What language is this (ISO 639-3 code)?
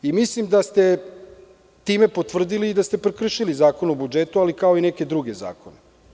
srp